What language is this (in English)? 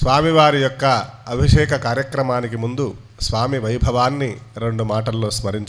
Arabic